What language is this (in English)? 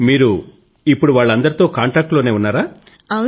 Telugu